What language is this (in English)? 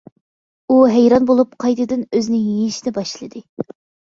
Uyghur